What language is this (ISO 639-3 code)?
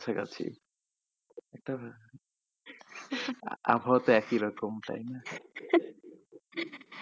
ben